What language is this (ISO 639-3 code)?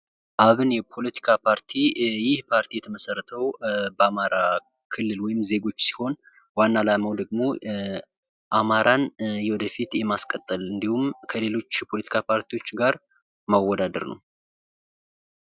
amh